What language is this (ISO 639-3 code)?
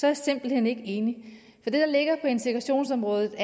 dan